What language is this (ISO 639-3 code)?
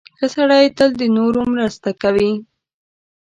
pus